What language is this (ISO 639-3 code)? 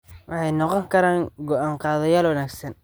som